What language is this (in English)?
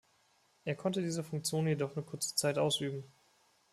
German